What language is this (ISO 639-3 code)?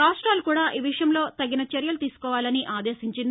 tel